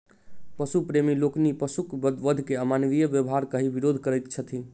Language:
Maithili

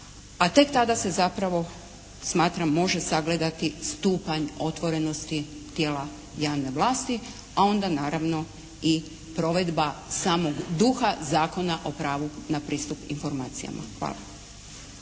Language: Croatian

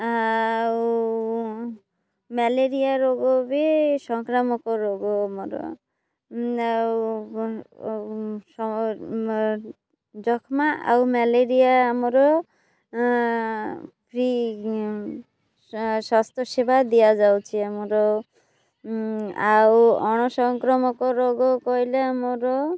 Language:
Odia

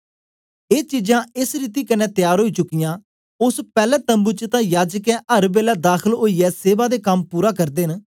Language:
Dogri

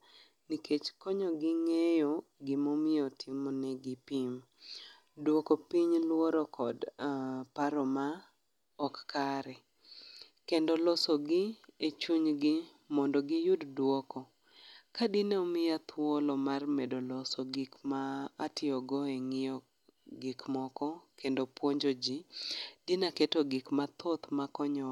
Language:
Luo (Kenya and Tanzania)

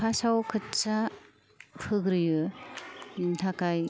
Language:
Bodo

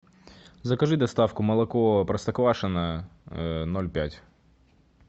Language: Russian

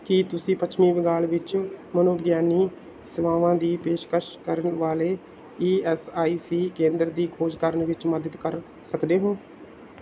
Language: Punjabi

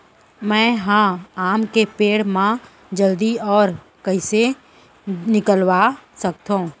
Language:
Chhattisgarhi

